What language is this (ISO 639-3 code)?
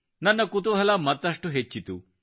kan